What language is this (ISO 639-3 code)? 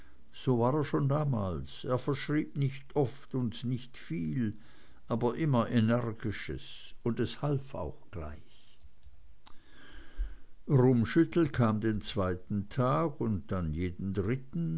deu